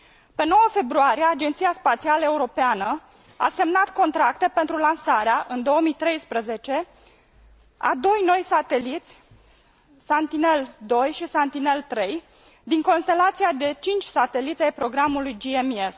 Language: Romanian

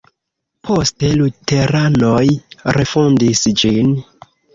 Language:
Esperanto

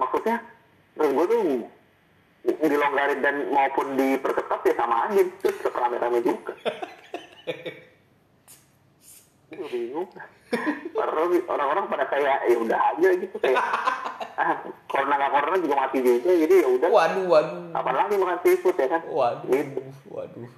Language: Indonesian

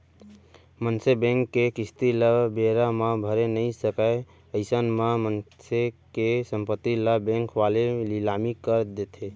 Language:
Chhattisgarhi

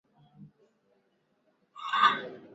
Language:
Swahili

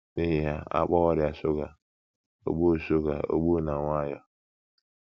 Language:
Igbo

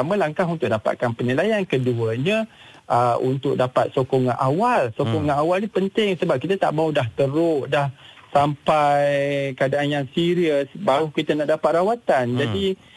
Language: Malay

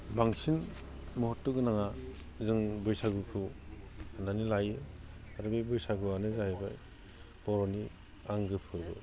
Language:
Bodo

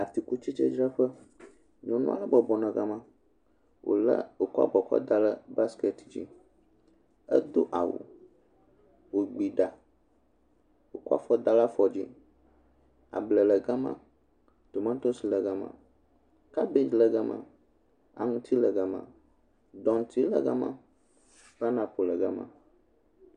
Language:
Ewe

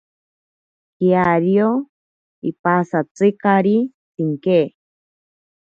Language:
Ashéninka Perené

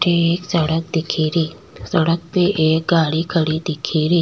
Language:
Rajasthani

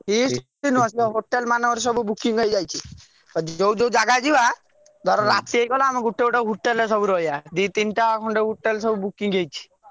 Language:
Odia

